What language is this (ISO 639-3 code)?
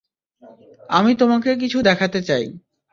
ben